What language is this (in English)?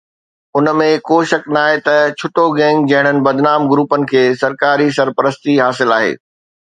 Sindhi